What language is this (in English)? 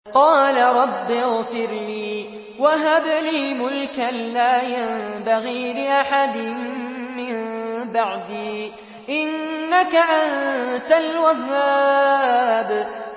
Arabic